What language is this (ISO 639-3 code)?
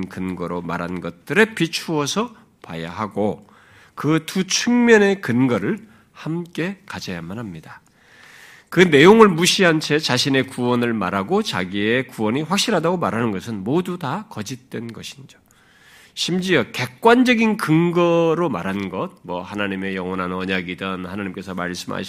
kor